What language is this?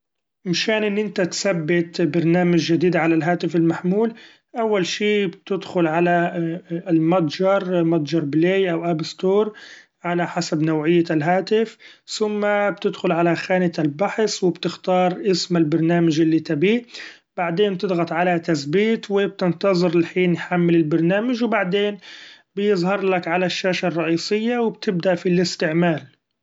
Gulf Arabic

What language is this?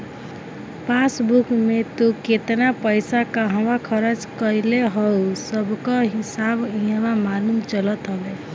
Bhojpuri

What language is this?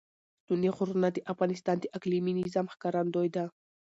Pashto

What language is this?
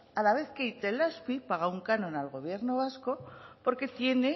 Spanish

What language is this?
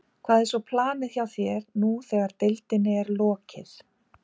Icelandic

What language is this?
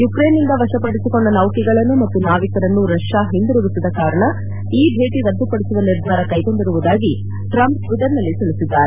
Kannada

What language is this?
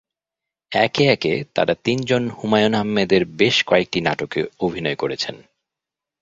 Bangla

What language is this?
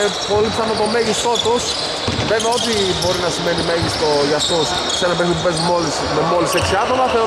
Greek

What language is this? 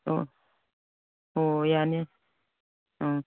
Manipuri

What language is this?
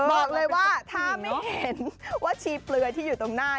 Thai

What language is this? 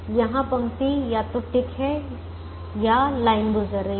Hindi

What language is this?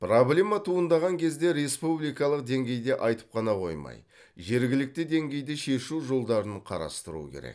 Kazakh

